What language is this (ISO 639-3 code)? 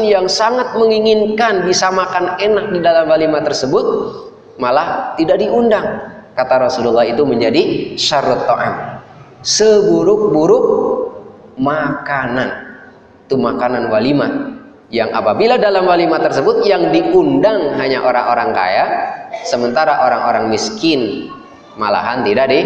ind